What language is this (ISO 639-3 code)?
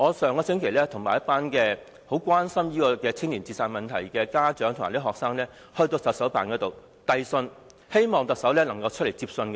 yue